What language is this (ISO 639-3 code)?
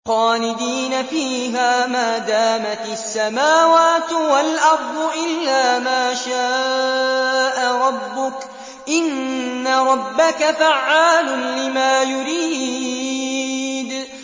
ara